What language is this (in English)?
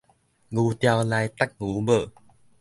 Min Nan Chinese